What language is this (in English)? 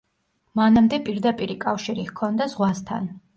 Georgian